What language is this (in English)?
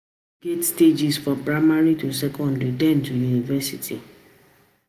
Nigerian Pidgin